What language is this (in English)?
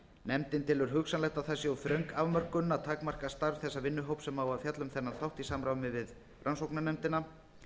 Icelandic